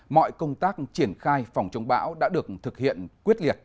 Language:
Vietnamese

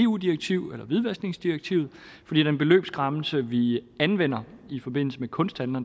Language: Danish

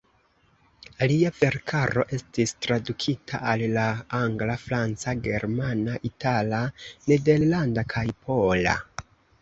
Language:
Esperanto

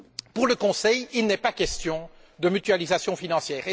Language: French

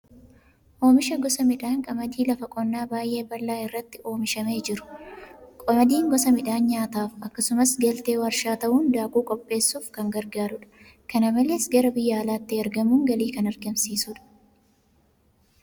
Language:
Oromo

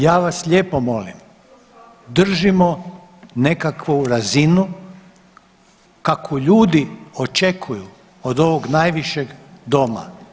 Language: Croatian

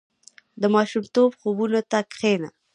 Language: Pashto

